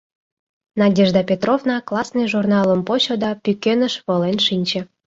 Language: Mari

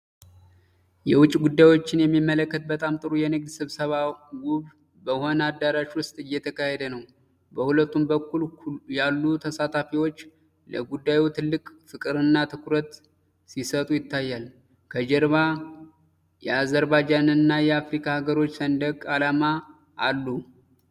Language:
Amharic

